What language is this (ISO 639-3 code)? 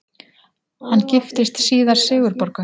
isl